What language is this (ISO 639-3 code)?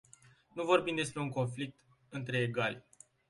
ron